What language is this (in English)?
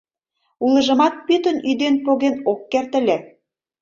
Mari